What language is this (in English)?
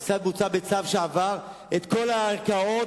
Hebrew